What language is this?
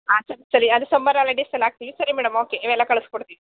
Kannada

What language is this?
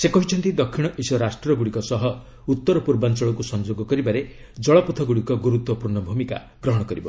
Odia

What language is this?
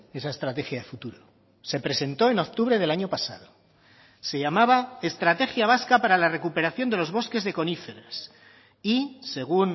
Spanish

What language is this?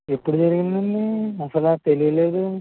Telugu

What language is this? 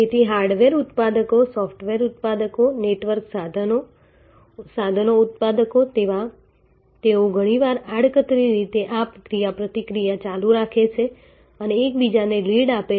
Gujarati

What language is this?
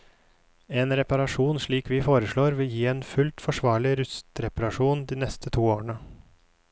Norwegian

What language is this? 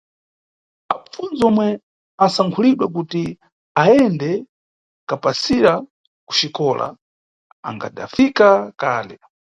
Nyungwe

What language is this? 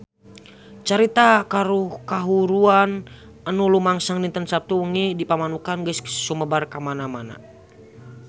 Sundanese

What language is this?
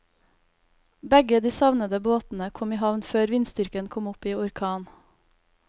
Norwegian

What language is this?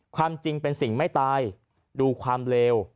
Thai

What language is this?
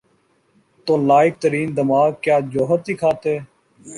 Urdu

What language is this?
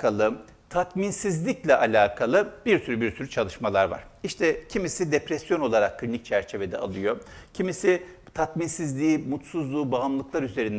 Turkish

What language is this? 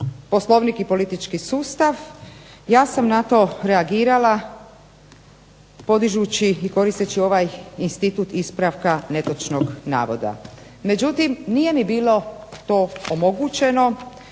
Croatian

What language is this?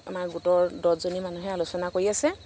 Assamese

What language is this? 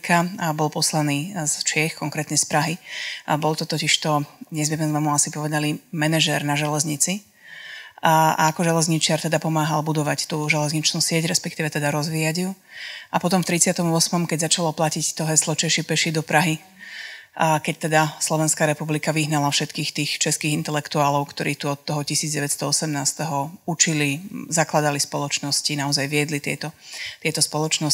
Slovak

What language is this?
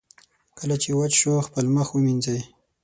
Pashto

